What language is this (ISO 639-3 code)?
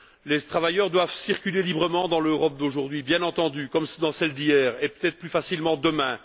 fra